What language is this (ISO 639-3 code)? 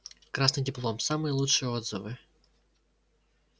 rus